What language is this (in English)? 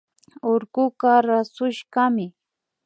Imbabura Highland Quichua